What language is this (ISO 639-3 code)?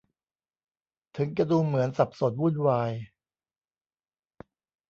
tha